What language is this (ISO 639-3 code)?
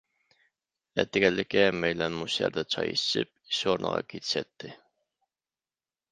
uig